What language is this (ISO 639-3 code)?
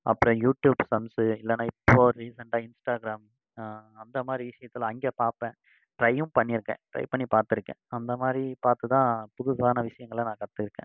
tam